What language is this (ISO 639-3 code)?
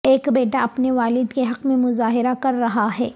urd